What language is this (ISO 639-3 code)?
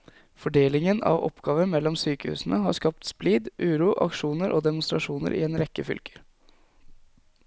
nor